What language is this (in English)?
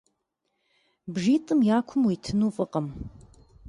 Kabardian